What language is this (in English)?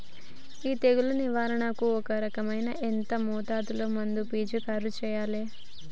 Telugu